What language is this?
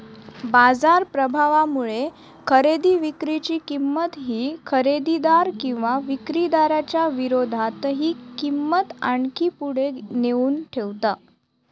Marathi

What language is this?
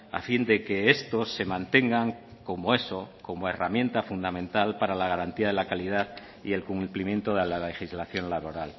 Spanish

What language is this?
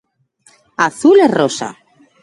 Galician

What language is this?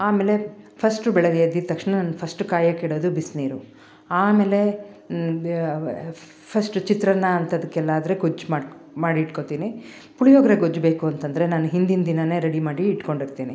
Kannada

